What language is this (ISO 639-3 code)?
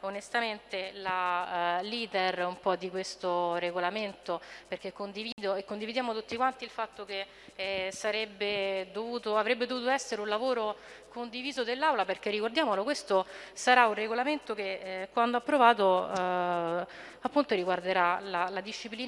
ita